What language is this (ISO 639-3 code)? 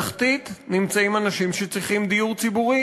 heb